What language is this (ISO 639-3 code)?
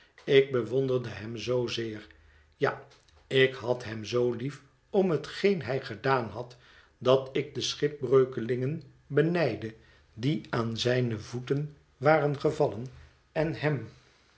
nld